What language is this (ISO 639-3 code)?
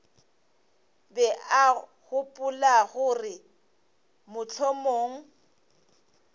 nso